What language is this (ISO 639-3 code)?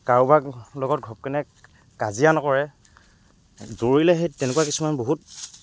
asm